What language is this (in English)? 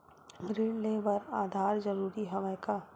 Chhattisgarhi